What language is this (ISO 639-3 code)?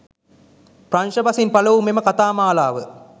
sin